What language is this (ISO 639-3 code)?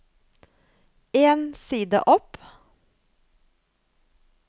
nor